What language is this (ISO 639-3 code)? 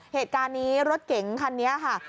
tha